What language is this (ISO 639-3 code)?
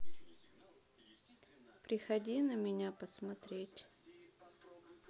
rus